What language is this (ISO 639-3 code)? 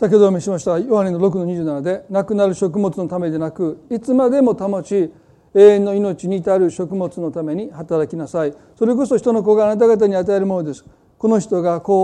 jpn